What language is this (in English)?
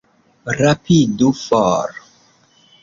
Esperanto